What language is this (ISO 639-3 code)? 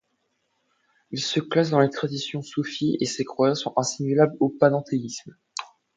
fra